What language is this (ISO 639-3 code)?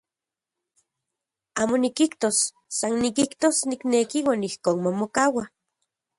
ncx